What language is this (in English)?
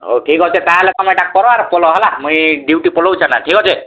Odia